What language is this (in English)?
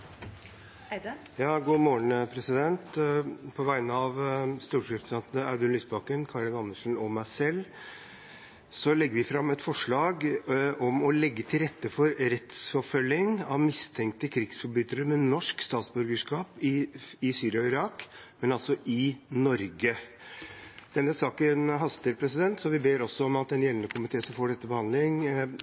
Norwegian Bokmål